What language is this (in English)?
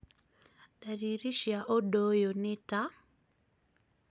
Kikuyu